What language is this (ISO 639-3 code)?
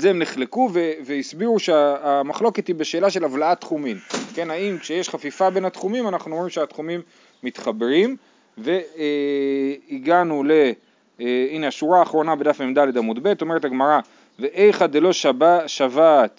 heb